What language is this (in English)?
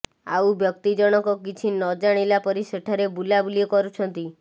Odia